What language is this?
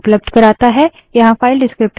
Hindi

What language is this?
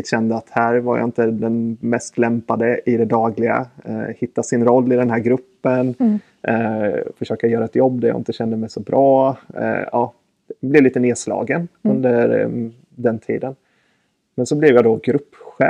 Swedish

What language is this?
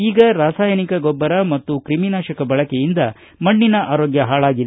Kannada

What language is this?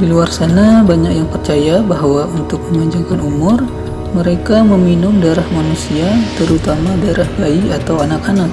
Indonesian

